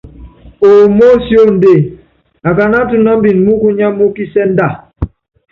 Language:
Yangben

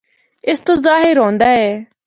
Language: Northern Hindko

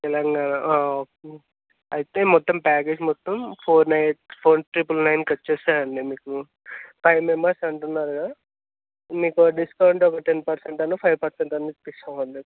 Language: Telugu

